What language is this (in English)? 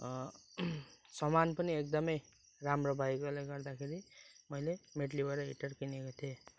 Nepali